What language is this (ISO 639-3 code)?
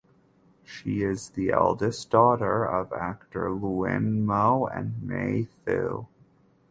eng